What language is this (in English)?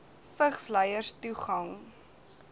Afrikaans